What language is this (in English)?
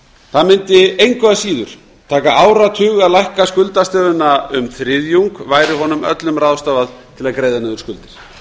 Icelandic